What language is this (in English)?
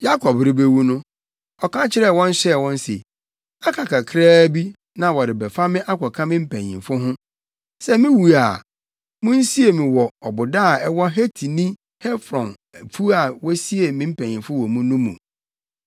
Akan